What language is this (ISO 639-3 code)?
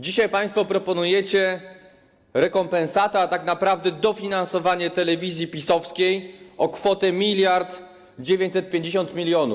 pol